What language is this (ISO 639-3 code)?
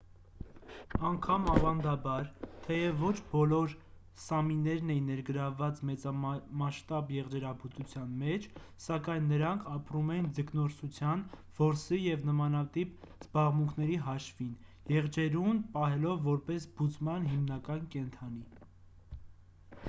hye